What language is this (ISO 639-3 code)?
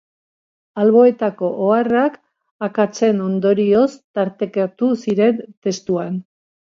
eus